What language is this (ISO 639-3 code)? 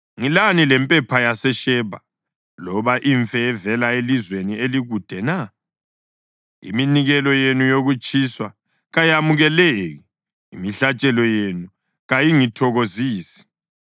nde